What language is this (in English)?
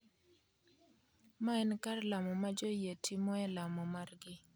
Luo (Kenya and Tanzania)